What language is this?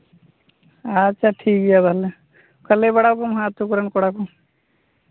Santali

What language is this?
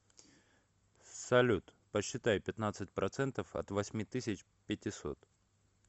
Russian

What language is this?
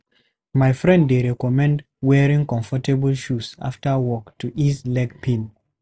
Nigerian Pidgin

